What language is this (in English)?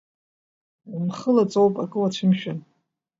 Abkhazian